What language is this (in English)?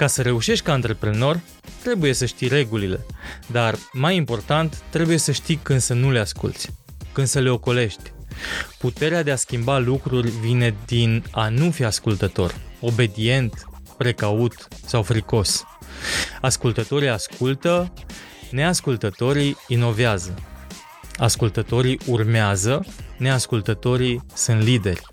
Romanian